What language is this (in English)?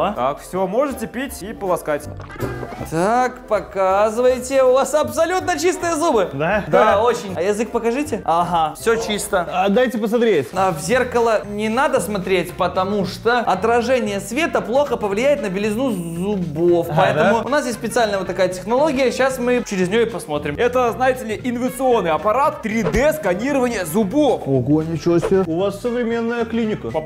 Russian